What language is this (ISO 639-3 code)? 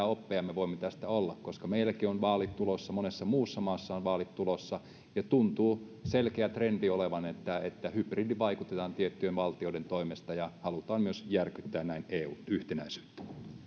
fin